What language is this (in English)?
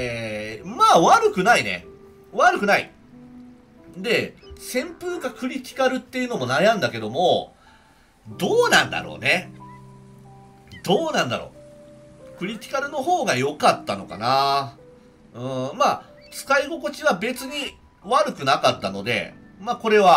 Japanese